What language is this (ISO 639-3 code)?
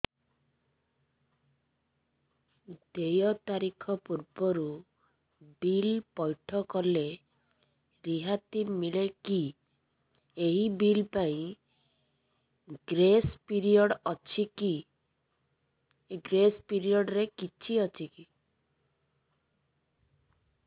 ori